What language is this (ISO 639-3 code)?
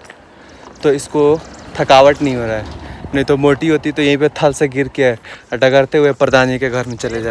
hin